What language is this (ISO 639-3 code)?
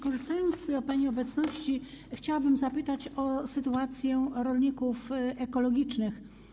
pol